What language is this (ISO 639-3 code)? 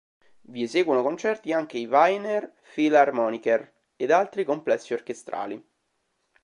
ita